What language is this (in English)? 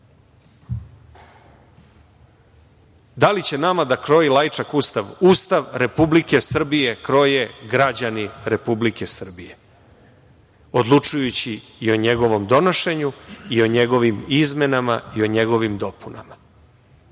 Serbian